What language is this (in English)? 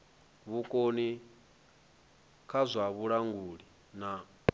Venda